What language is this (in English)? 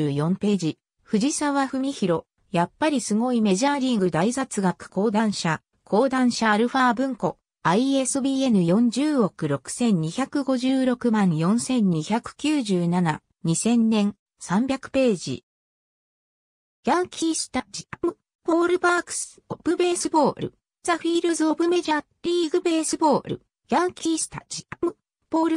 Japanese